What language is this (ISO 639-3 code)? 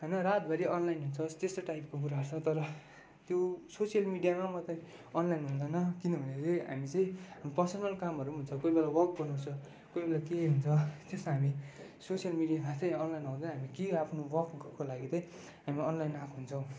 nep